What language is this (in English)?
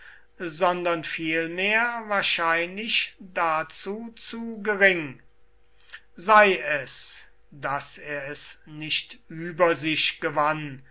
German